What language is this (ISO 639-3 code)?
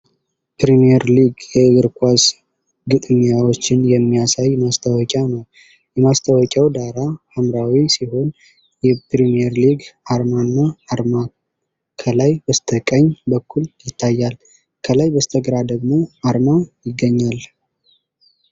amh